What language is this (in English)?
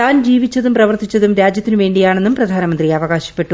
Malayalam